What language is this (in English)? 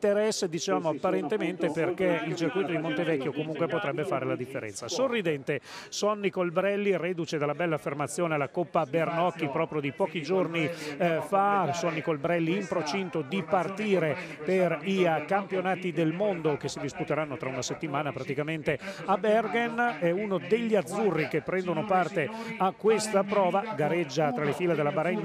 Italian